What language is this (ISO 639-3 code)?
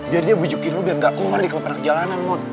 ind